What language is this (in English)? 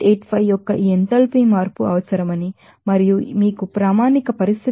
Telugu